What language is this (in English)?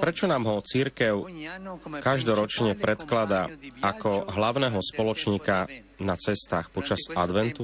Slovak